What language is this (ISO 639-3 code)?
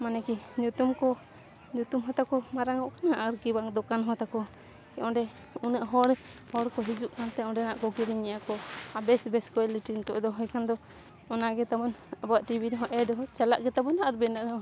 sat